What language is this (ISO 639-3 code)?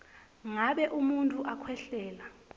ssw